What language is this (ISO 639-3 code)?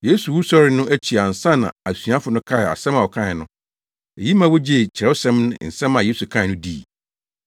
aka